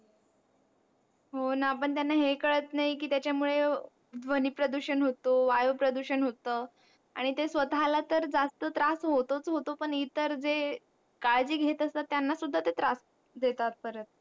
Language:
Marathi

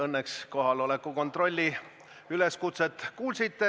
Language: Estonian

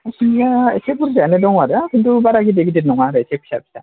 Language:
Bodo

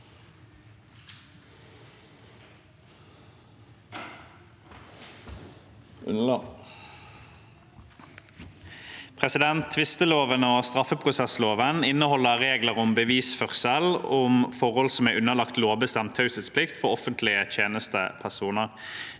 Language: Norwegian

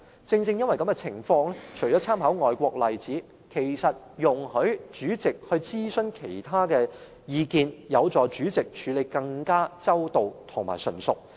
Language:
Cantonese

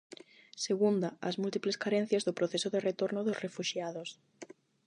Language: Galician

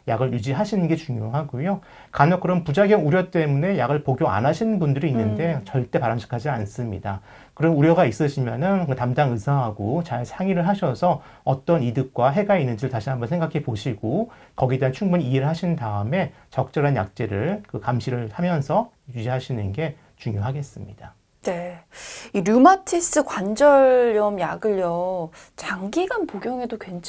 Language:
Korean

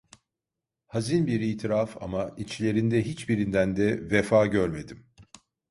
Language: Turkish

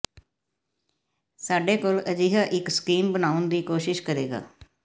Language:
Punjabi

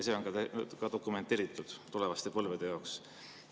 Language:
Estonian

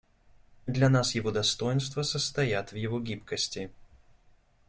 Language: Russian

